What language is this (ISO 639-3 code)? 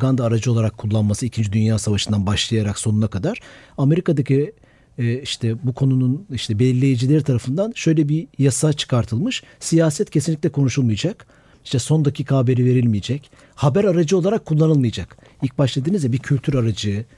tur